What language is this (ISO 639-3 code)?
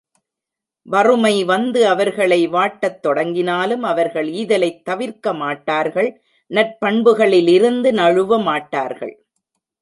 tam